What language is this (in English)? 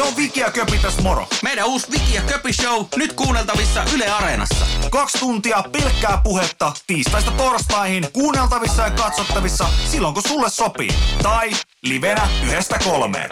Finnish